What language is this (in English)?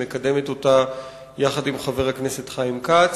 Hebrew